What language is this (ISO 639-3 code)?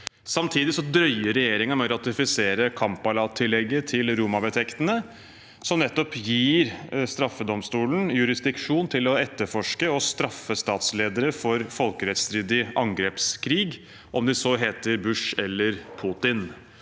nor